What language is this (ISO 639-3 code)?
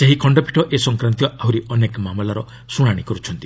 ori